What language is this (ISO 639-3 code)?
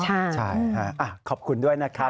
tha